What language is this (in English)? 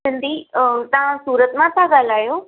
Sindhi